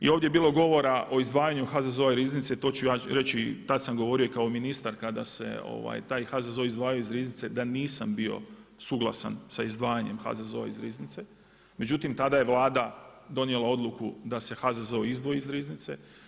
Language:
Croatian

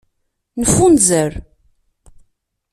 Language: Kabyle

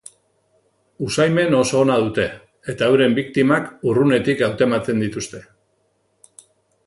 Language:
Basque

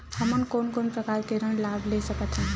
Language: Chhattisgarhi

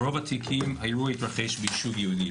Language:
Hebrew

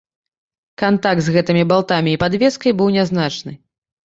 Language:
Belarusian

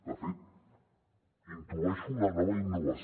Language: Catalan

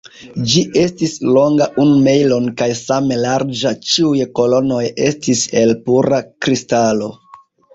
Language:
Esperanto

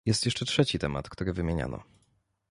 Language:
Polish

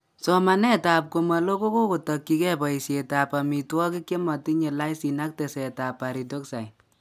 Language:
Kalenjin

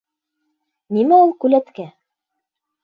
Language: Bashkir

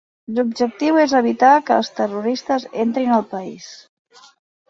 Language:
Catalan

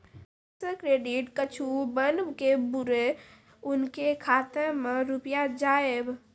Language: Maithili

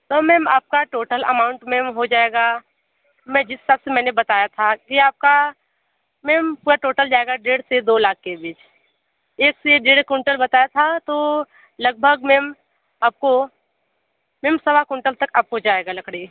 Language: Hindi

